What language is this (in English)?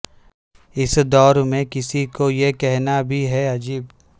Urdu